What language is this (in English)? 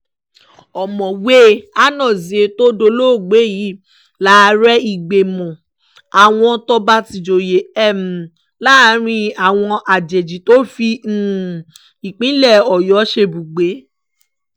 Yoruba